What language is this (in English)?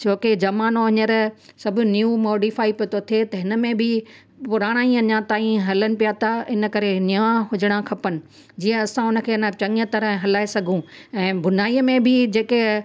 Sindhi